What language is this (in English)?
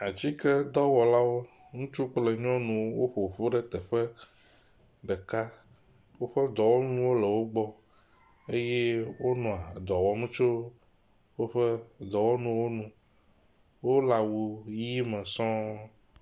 Ewe